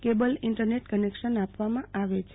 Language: Gujarati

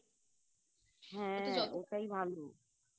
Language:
Bangla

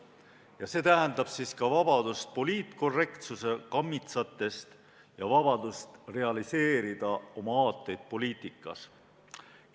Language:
Estonian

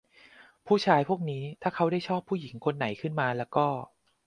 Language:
Thai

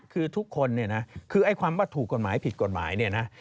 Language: Thai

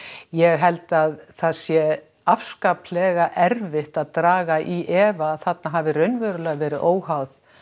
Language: Icelandic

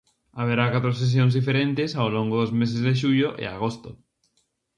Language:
Galician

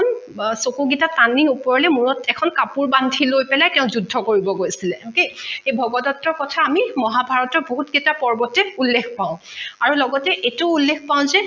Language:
Assamese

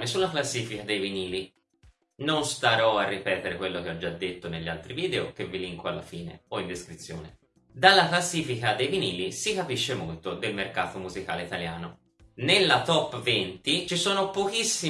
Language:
Italian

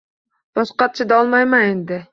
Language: Uzbek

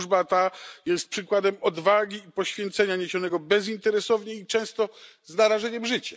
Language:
Polish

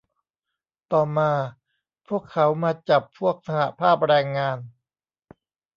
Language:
Thai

